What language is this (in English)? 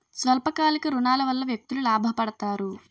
Telugu